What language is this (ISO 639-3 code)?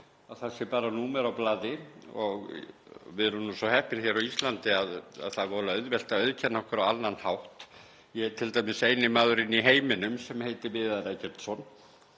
isl